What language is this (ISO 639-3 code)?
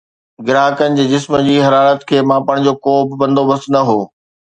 snd